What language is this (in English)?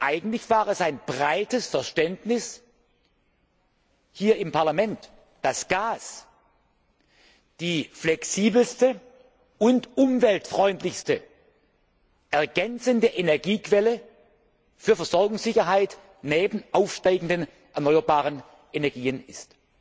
German